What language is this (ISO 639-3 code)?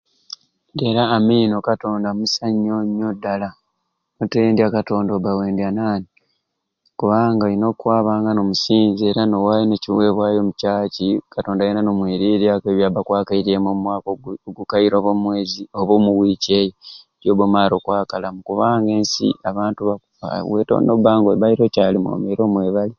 ruc